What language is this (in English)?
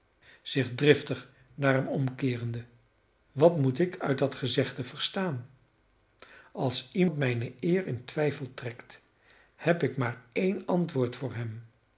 Dutch